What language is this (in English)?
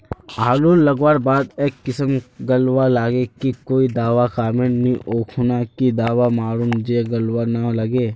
Magahi